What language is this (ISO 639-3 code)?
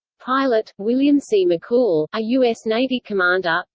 eng